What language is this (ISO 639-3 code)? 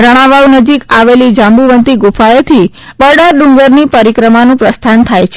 guj